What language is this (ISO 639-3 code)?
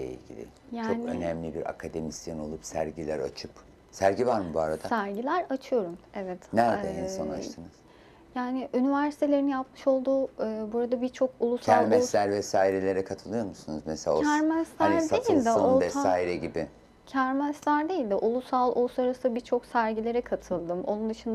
tur